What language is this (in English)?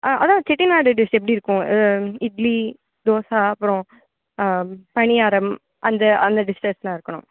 Tamil